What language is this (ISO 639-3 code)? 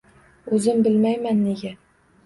uzb